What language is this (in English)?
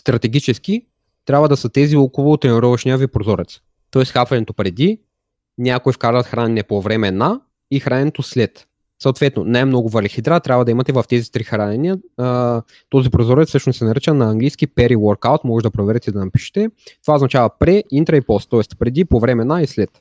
Bulgarian